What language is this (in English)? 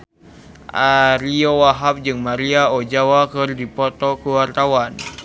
Sundanese